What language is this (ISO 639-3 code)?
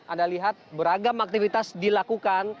ind